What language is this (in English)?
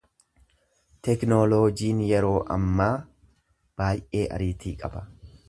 Oromo